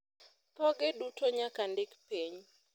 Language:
Luo (Kenya and Tanzania)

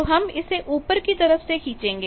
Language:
Hindi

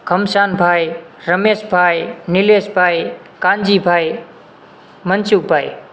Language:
Gujarati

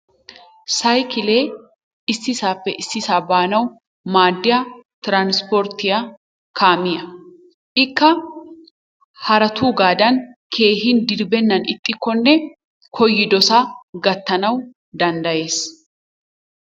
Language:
Wolaytta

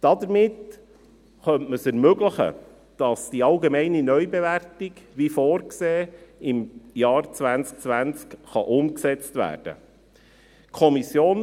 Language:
Swiss German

